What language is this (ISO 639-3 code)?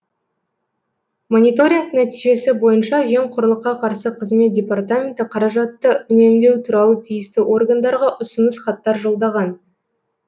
kaz